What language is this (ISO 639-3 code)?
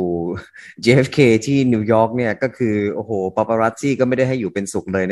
tha